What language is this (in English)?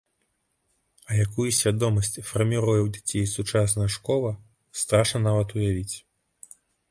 Belarusian